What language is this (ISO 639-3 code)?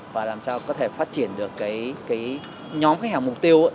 vie